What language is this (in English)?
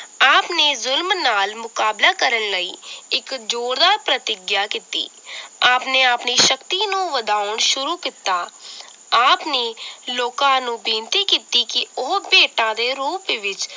Punjabi